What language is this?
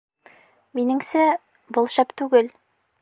Bashkir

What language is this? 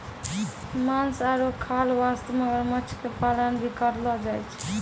Maithili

